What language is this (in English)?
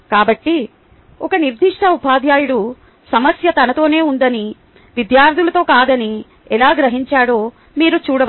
Telugu